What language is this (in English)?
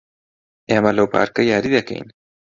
Central Kurdish